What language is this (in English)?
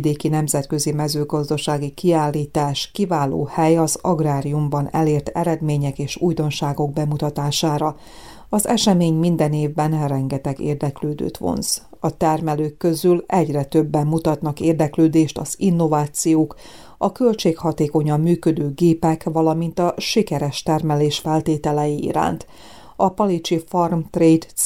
Hungarian